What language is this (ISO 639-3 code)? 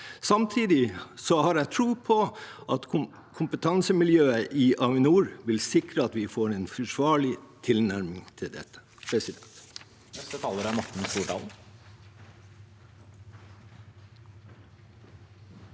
nor